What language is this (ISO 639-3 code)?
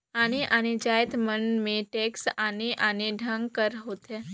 hne